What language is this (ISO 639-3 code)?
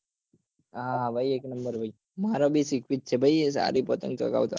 guj